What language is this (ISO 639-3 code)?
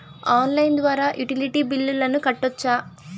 tel